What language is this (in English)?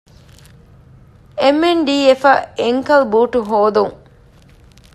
Divehi